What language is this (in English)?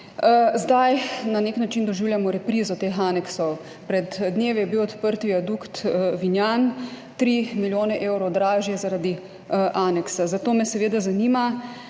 Slovenian